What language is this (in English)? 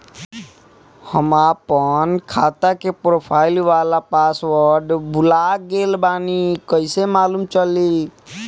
Bhojpuri